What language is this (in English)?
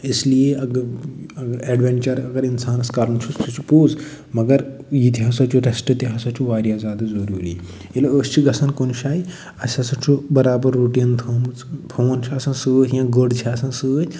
Kashmiri